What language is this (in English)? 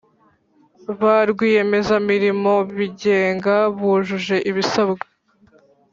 Kinyarwanda